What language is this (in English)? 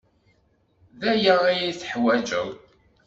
Kabyle